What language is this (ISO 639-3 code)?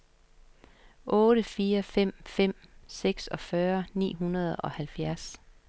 dan